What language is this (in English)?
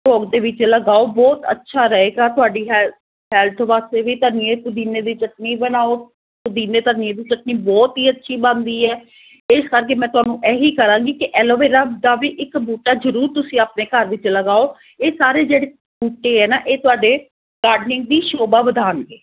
Punjabi